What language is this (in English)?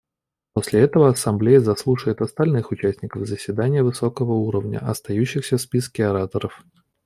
Russian